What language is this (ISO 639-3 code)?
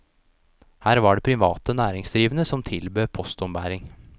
nor